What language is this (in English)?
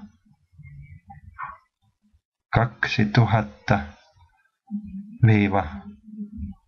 Finnish